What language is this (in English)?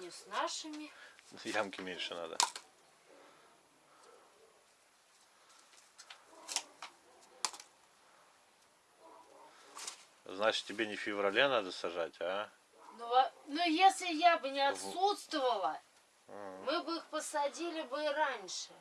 Russian